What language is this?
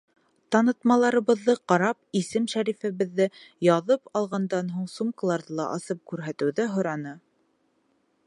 Bashkir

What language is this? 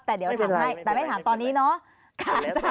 Thai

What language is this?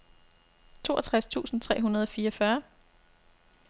Danish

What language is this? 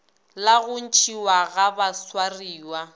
Northern Sotho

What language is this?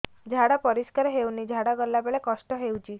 Odia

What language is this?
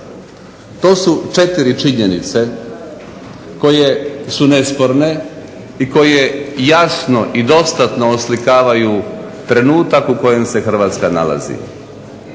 Croatian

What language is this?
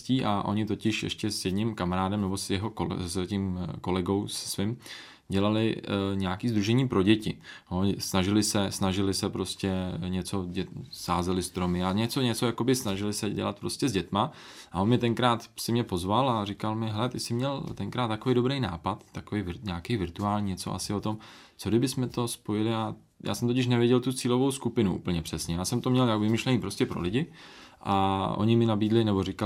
Czech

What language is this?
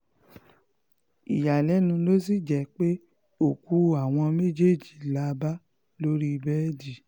Yoruba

